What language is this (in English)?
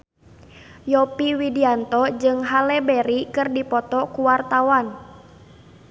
Sundanese